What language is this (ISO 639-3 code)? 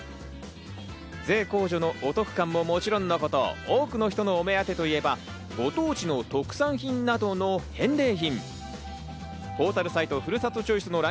jpn